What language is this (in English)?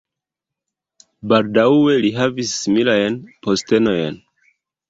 Esperanto